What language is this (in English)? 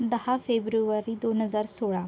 Marathi